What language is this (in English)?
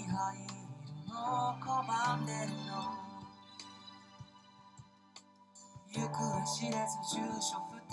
English